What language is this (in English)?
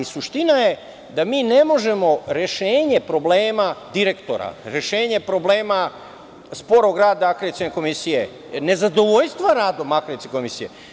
Serbian